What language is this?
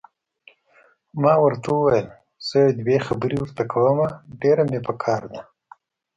Pashto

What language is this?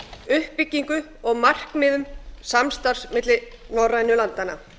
Icelandic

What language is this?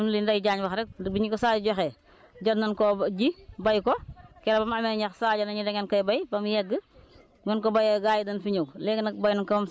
Wolof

